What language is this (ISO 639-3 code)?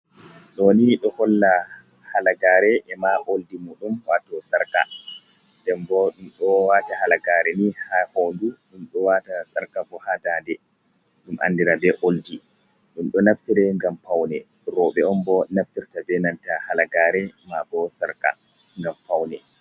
ful